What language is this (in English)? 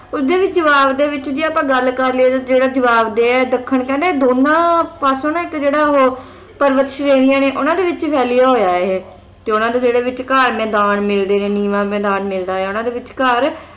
Punjabi